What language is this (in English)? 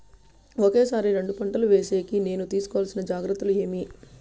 Telugu